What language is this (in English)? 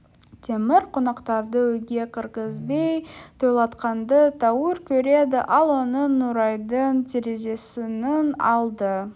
Kazakh